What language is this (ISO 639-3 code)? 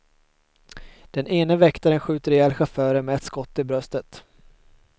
swe